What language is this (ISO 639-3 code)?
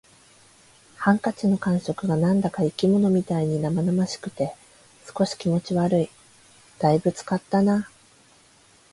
jpn